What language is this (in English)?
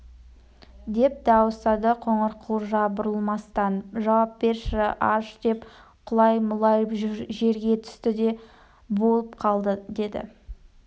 Kazakh